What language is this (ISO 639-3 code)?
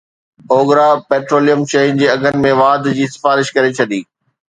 snd